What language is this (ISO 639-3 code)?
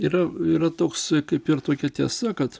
lit